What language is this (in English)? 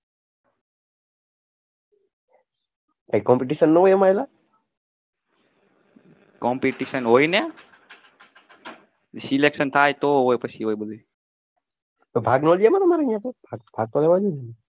Gujarati